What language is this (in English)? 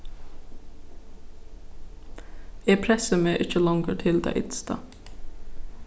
Faroese